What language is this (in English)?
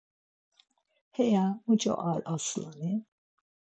Laz